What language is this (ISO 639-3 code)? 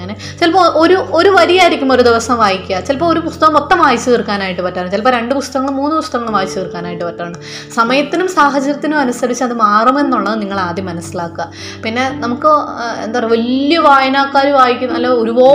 mal